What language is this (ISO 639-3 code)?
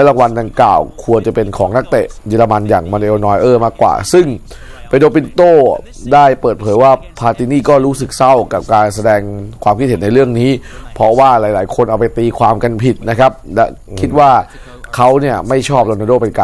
tha